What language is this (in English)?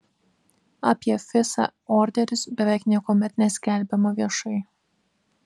Lithuanian